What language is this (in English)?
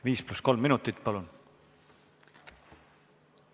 Estonian